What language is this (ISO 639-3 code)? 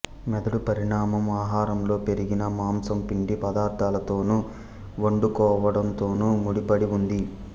tel